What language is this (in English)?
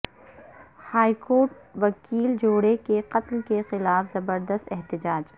Urdu